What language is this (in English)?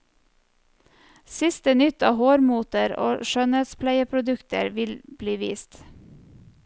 Norwegian